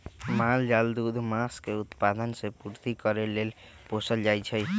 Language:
Magahi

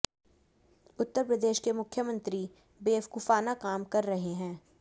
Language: Hindi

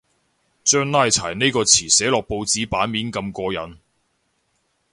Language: Cantonese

